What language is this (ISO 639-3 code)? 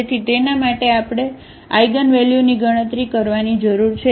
guj